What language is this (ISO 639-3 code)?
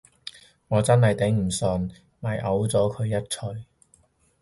yue